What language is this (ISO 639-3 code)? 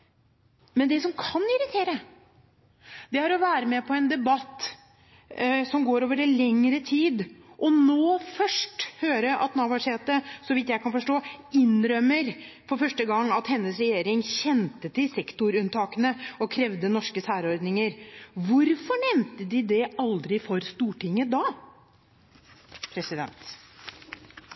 nno